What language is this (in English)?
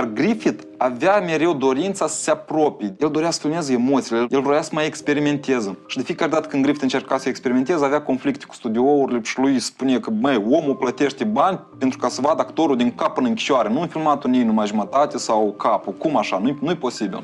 Romanian